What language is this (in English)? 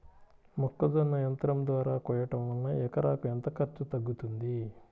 Telugu